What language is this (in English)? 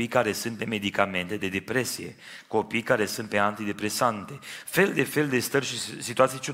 Romanian